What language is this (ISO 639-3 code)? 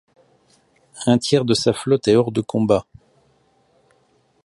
fra